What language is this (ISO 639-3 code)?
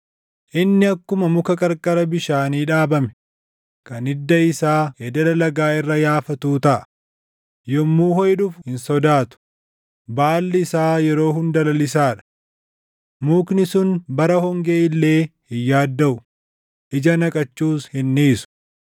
orm